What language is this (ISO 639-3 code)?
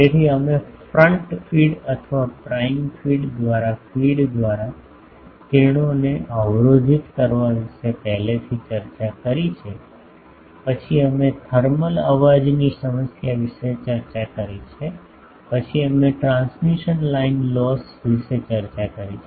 guj